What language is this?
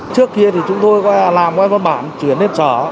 Vietnamese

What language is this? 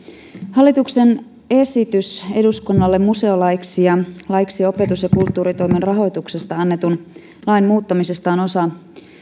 Finnish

